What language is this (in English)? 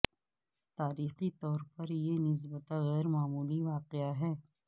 Urdu